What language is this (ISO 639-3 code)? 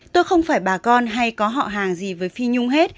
vie